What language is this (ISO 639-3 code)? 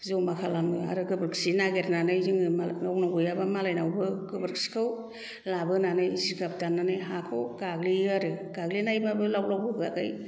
brx